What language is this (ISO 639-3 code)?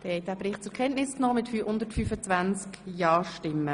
gsw